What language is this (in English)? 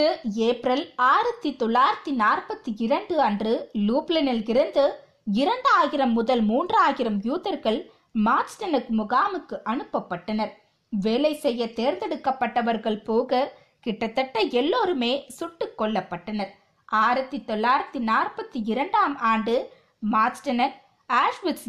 Tamil